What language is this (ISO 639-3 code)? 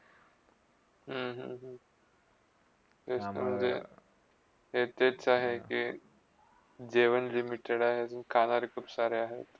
mar